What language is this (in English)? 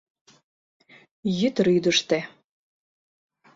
Mari